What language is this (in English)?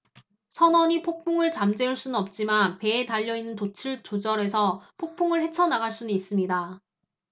Korean